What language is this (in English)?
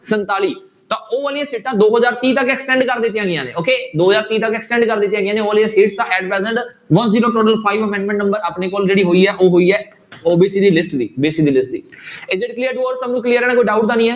Punjabi